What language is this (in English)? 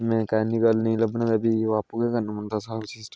Dogri